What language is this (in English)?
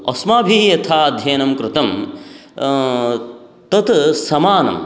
Sanskrit